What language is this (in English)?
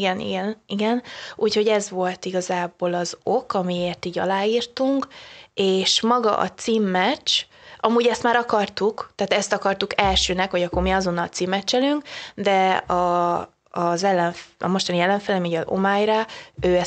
Hungarian